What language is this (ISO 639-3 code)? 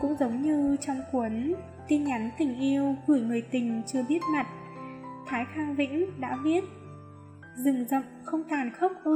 vie